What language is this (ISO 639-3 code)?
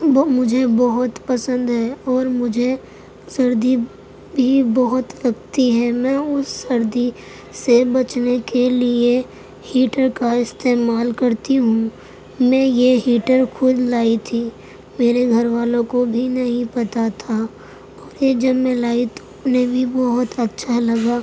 urd